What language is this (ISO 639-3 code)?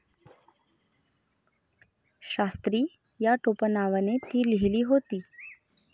mar